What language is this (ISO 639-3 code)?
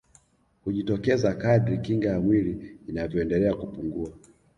swa